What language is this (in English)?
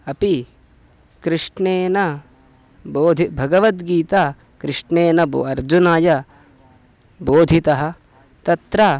Sanskrit